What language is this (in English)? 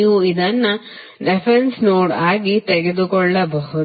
Kannada